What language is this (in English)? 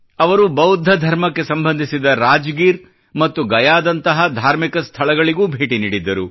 Kannada